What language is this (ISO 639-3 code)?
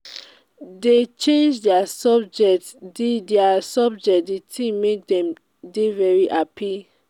pcm